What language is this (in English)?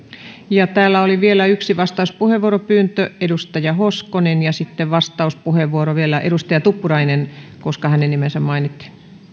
Finnish